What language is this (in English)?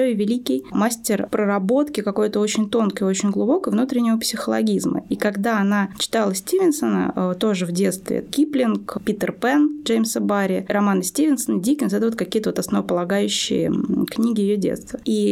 Russian